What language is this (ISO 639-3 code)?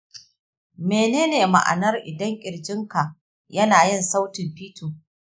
hau